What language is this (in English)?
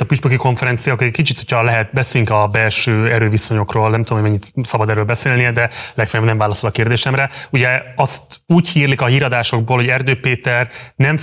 Hungarian